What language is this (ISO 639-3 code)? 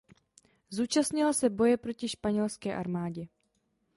ces